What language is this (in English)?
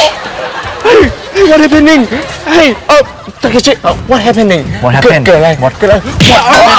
Thai